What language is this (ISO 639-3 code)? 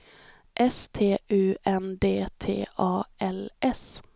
swe